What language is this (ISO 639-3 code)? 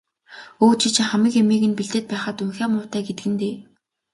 mon